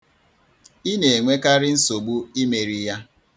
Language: Igbo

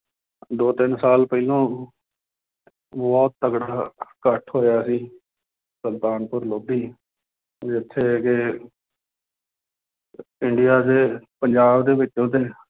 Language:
Punjabi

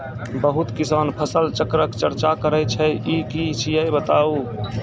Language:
Maithili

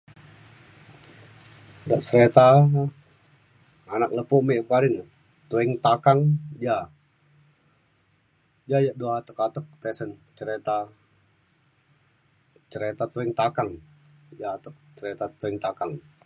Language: Mainstream Kenyah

